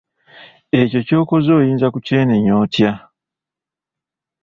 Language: Ganda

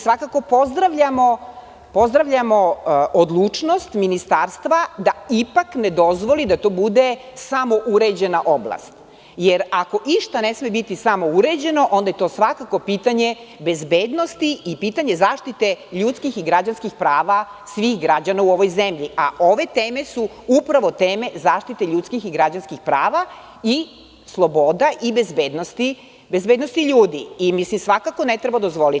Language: Serbian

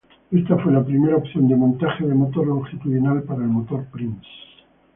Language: Spanish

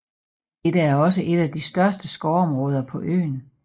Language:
Danish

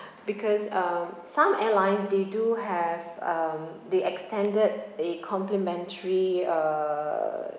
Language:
English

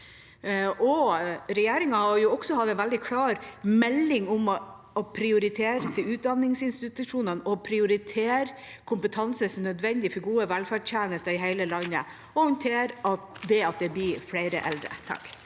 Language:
Norwegian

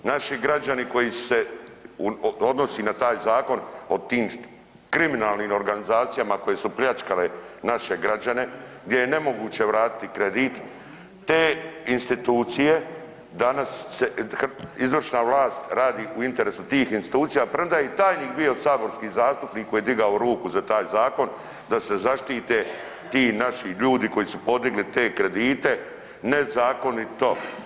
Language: Croatian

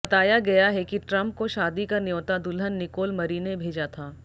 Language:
Hindi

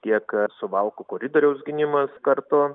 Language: Lithuanian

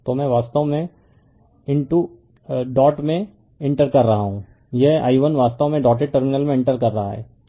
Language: Hindi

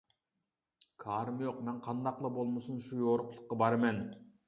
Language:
Uyghur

